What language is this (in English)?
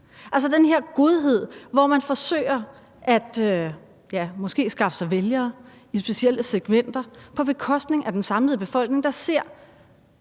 Danish